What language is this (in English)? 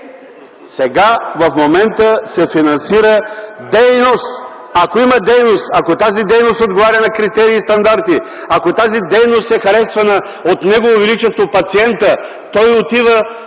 Bulgarian